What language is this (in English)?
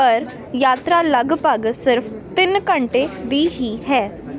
Punjabi